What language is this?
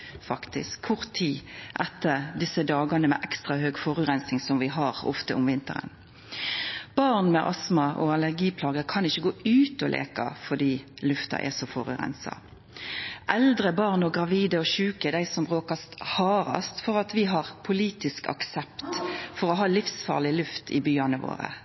Norwegian Nynorsk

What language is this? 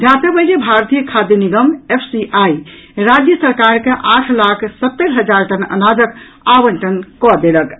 Maithili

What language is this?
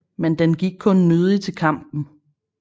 Danish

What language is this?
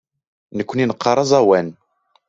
Kabyle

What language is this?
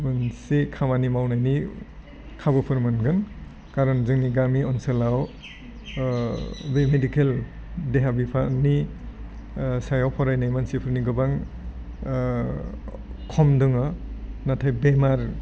Bodo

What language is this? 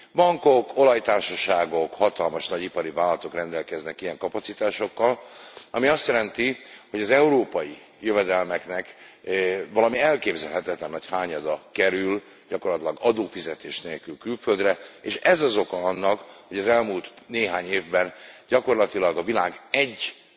Hungarian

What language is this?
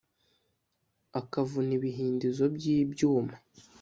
Kinyarwanda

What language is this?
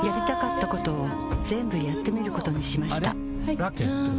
Japanese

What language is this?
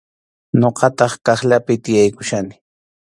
Arequipa-La Unión Quechua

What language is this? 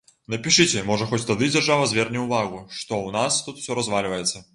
Belarusian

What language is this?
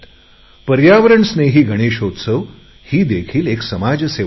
Marathi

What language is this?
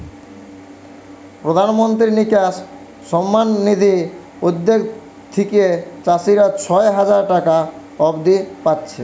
Bangla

